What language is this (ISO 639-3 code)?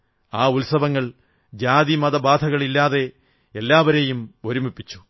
mal